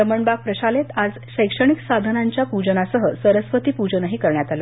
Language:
Marathi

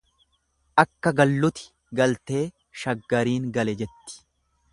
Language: Oromo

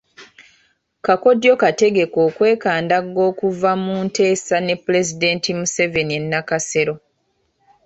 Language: Ganda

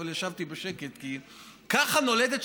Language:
Hebrew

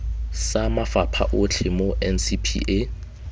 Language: Tswana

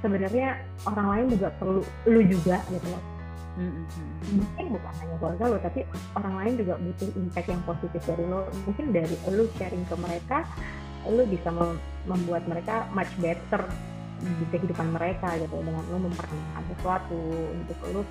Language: Indonesian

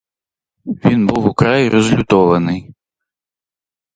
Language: Ukrainian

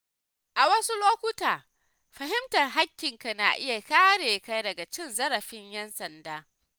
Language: Hausa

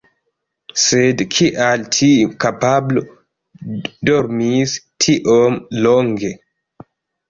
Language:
Esperanto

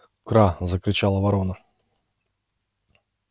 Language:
Russian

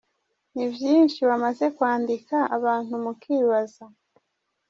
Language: Kinyarwanda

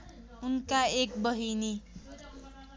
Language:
Nepali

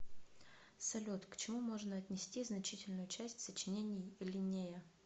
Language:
Russian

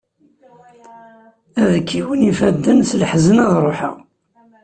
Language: Kabyle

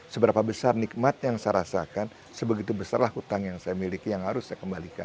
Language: Indonesian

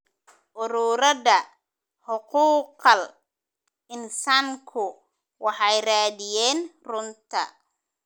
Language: Somali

